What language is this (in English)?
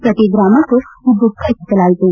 Kannada